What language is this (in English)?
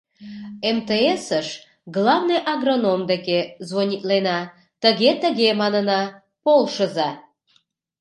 Mari